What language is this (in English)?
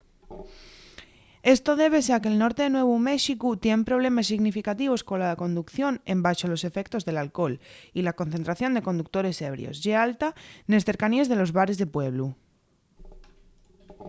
Asturian